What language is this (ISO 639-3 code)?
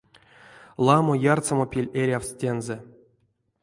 myv